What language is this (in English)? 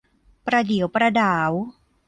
Thai